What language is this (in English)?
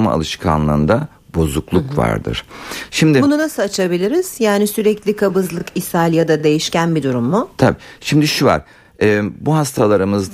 Turkish